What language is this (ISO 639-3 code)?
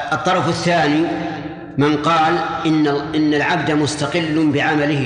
ara